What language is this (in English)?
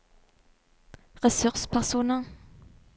Norwegian